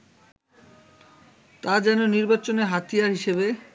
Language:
Bangla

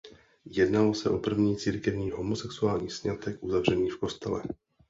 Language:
Czech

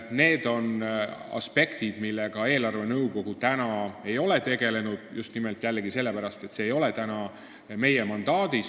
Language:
Estonian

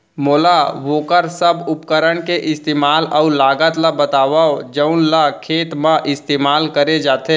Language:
Chhattisgarhi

